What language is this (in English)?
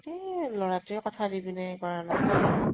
Assamese